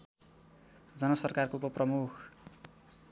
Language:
Nepali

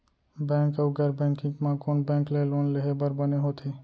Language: Chhattisgarhi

